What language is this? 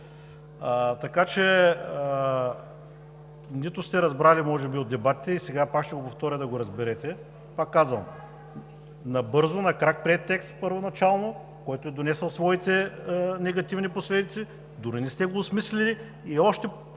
Bulgarian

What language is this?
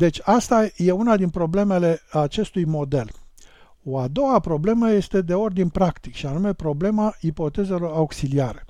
Romanian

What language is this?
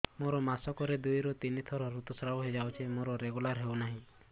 Odia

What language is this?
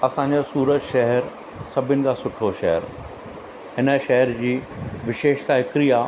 Sindhi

